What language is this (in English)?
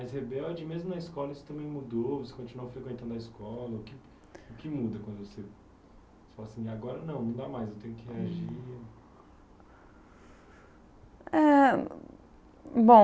Portuguese